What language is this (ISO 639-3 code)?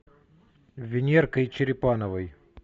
rus